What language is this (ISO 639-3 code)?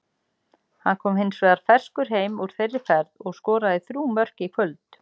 isl